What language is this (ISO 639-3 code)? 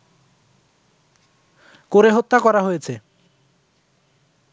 ben